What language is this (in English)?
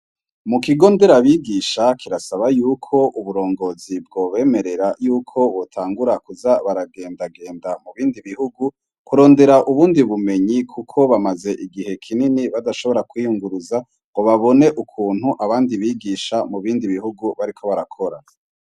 Rundi